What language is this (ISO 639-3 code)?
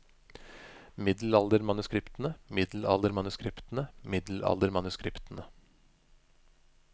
nor